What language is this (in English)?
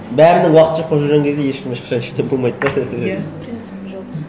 Kazakh